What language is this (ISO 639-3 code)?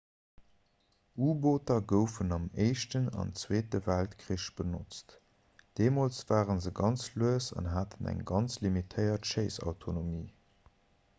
ltz